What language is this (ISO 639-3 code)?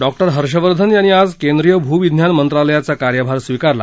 mar